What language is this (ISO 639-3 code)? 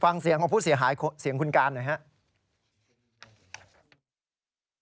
tha